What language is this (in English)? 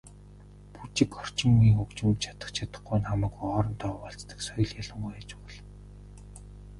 Mongolian